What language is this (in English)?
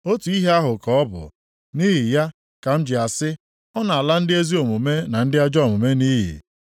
Igbo